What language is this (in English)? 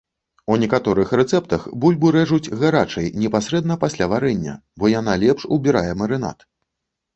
Belarusian